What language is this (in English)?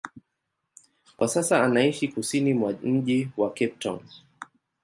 Swahili